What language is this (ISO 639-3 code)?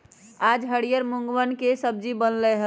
mag